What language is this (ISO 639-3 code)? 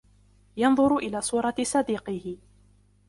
ara